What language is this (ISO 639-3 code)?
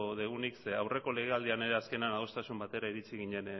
eus